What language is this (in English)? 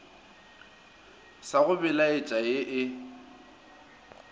Northern Sotho